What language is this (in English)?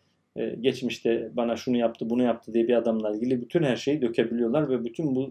Turkish